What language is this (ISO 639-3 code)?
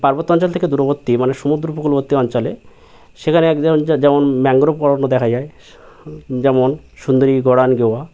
ben